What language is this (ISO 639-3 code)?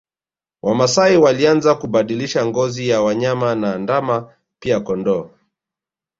swa